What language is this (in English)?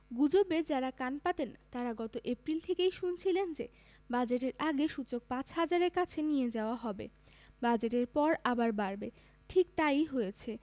Bangla